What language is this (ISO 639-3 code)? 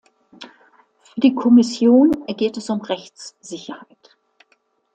deu